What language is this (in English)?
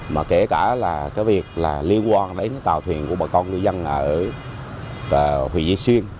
Vietnamese